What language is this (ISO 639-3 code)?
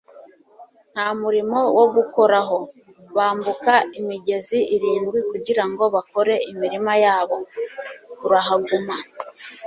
kin